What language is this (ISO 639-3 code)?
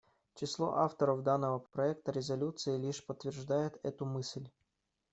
rus